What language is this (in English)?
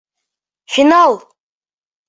Bashkir